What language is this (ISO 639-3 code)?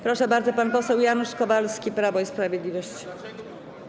pol